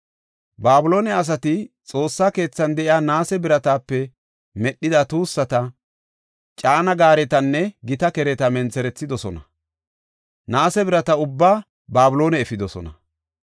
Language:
Gofa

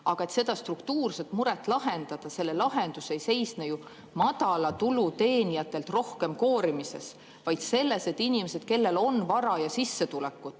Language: Estonian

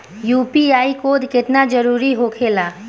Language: Bhojpuri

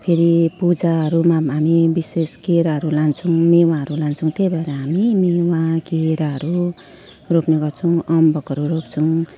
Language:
Nepali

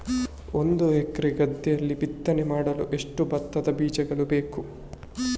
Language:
Kannada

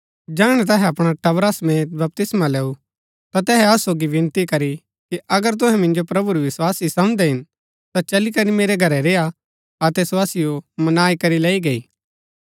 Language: Gaddi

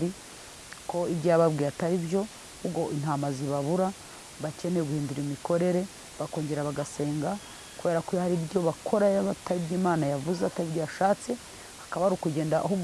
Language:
Turkish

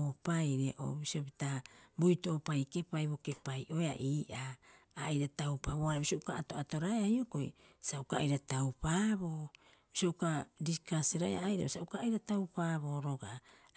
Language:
Rapoisi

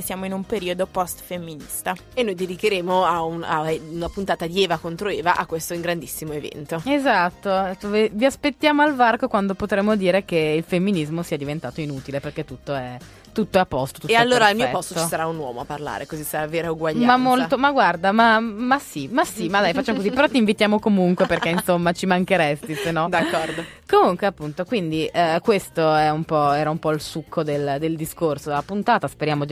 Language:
Italian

